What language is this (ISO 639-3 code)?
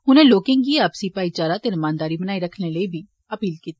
doi